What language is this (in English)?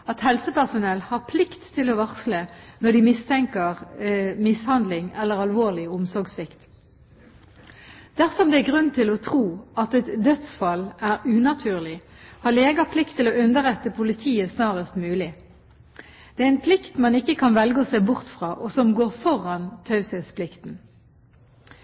Norwegian Bokmål